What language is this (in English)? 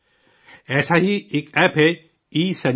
Urdu